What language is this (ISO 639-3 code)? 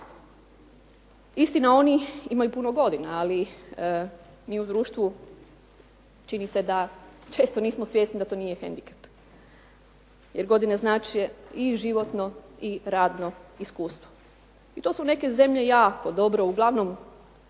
hrv